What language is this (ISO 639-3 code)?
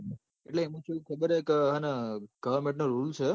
guj